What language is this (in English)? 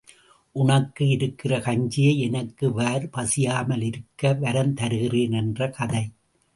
Tamil